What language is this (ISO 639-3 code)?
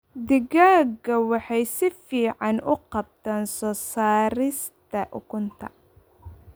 som